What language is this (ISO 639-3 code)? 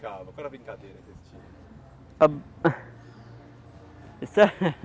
por